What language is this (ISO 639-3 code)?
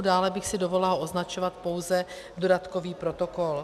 ces